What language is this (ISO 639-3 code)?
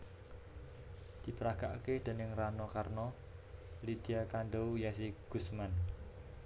jav